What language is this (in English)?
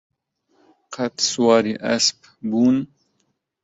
Central Kurdish